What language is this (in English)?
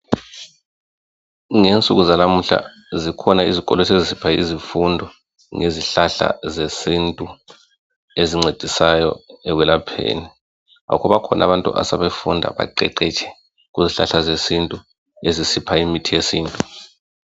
North Ndebele